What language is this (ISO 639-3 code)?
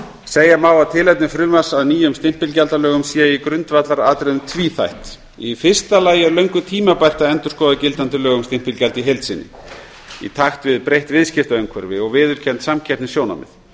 isl